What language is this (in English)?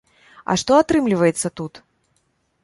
Belarusian